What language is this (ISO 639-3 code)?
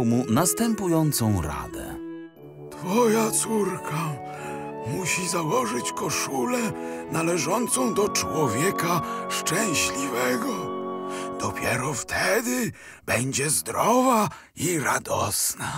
pol